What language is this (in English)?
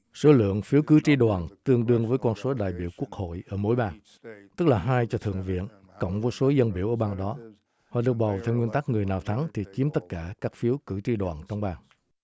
Vietnamese